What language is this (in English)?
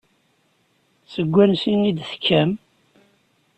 Kabyle